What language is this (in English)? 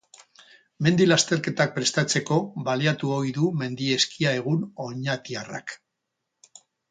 Basque